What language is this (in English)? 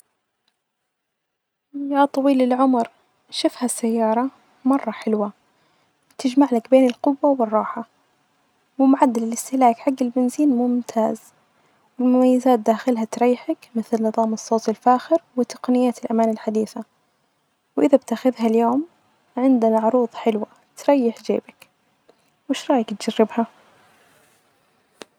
Najdi Arabic